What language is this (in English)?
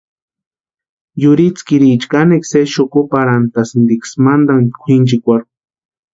Western Highland Purepecha